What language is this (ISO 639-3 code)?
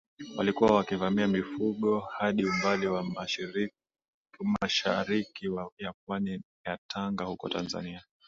swa